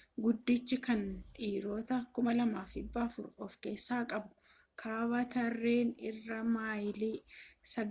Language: Oromo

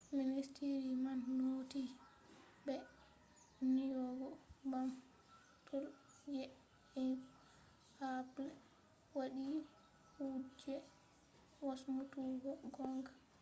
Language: Fula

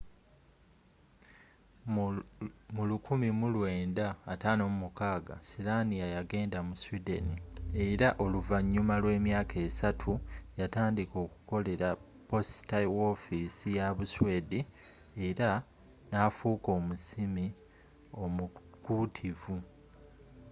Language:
Ganda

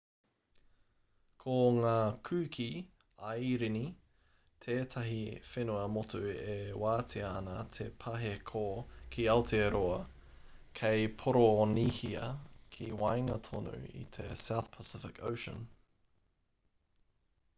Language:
Māori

